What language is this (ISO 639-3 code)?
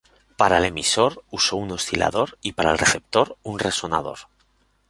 spa